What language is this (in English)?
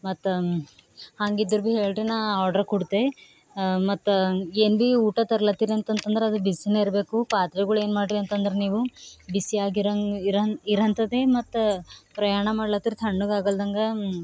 Kannada